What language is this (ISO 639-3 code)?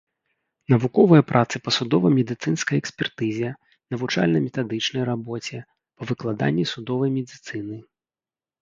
bel